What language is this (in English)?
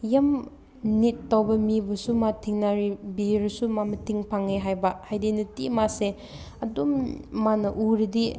Manipuri